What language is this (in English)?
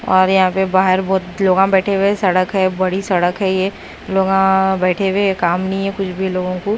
Hindi